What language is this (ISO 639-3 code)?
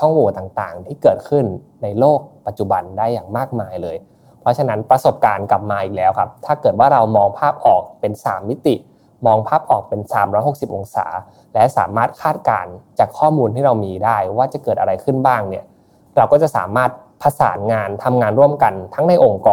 tha